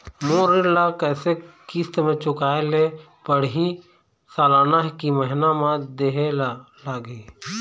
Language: Chhattisgarhi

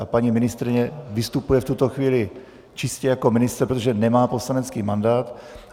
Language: Czech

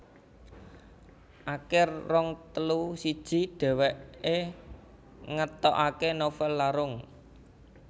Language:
Javanese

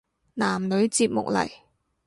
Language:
Cantonese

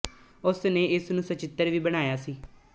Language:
Punjabi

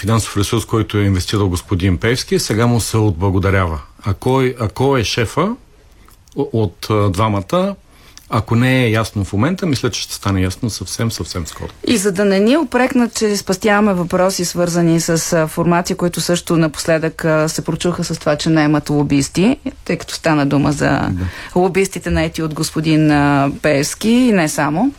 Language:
Bulgarian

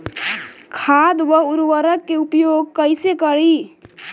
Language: Bhojpuri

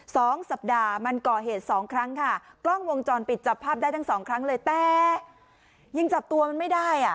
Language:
Thai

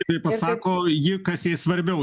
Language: Lithuanian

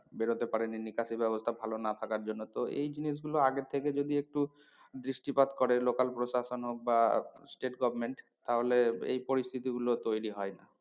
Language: Bangla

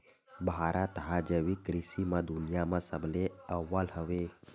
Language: Chhattisgarhi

